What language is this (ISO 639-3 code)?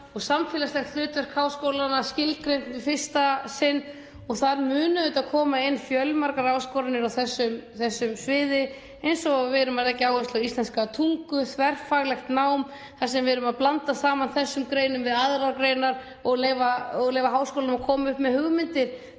isl